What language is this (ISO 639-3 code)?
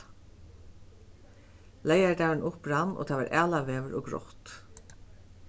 fao